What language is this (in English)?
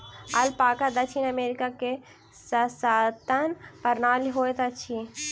Maithili